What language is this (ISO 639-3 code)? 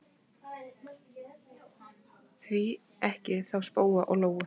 isl